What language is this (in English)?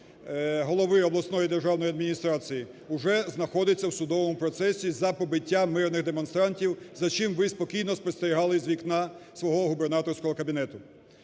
Ukrainian